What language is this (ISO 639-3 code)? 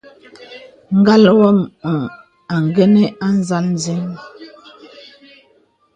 beb